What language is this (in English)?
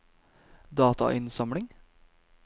Norwegian